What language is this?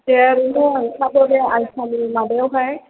Bodo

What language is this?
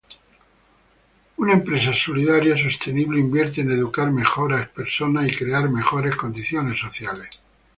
Spanish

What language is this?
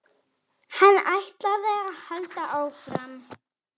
Icelandic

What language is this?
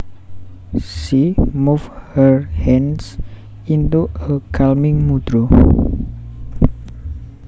Javanese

